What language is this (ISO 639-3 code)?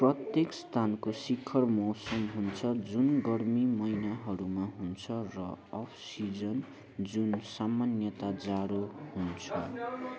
nep